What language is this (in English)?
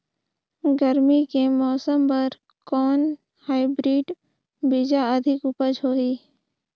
Chhattisgarhi